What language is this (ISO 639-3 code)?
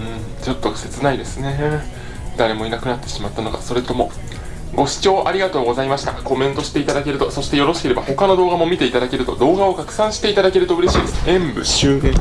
jpn